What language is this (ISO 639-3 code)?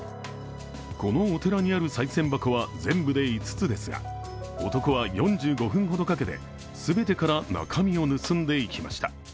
jpn